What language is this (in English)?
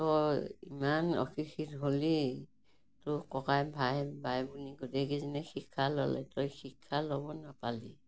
Assamese